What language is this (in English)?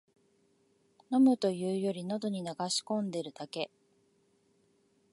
Japanese